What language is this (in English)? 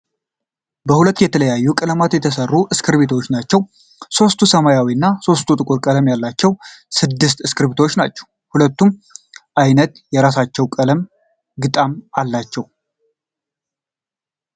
Amharic